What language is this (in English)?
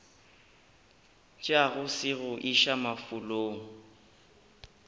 Northern Sotho